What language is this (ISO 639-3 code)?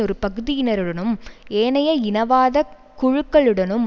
tam